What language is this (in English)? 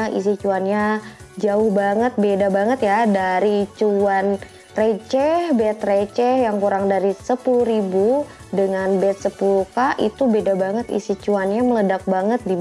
Indonesian